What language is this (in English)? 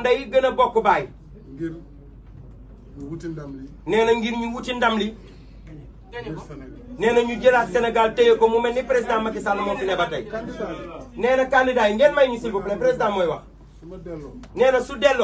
Arabic